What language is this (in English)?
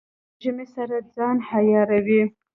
Pashto